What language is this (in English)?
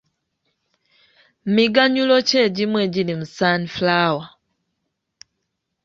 Ganda